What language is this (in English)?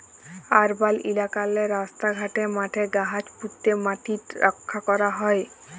Bangla